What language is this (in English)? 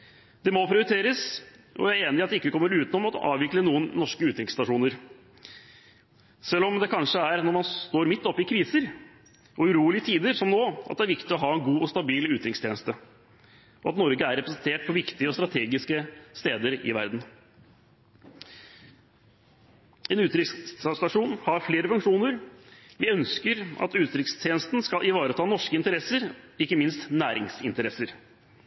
Norwegian Bokmål